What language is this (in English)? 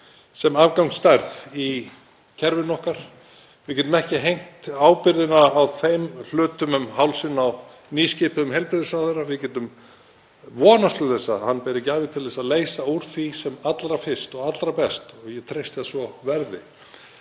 Icelandic